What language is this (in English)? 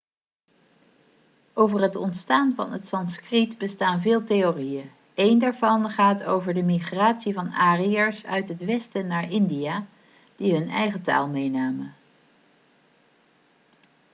Dutch